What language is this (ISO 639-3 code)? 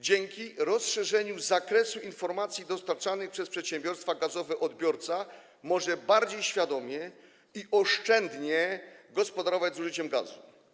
pol